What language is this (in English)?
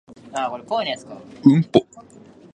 Japanese